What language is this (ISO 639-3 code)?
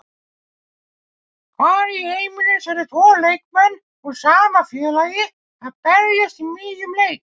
isl